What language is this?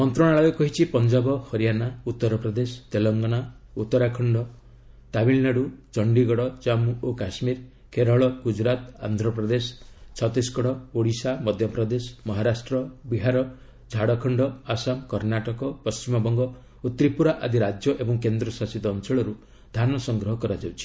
Odia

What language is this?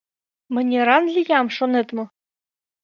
Mari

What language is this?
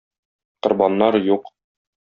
Tatar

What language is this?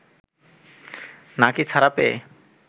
Bangla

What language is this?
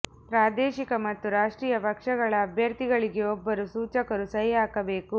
Kannada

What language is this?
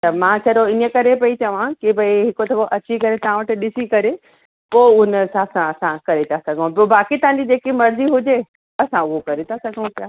Sindhi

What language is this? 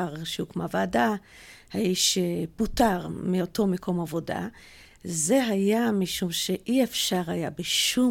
Hebrew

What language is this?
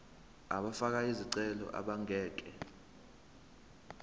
Zulu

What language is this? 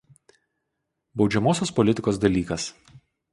Lithuanian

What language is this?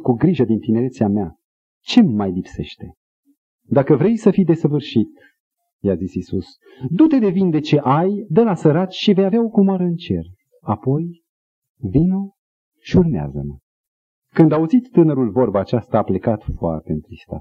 Romanian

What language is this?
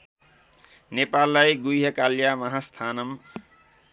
Nepali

